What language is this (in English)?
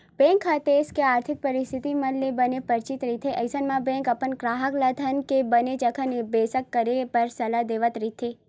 Chhattisgarhi